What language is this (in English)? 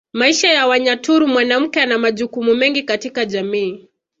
Swahili